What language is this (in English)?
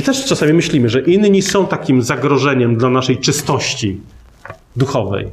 Polish